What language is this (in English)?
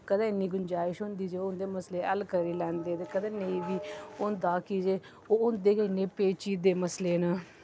Dogri